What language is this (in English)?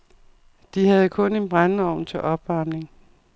Danish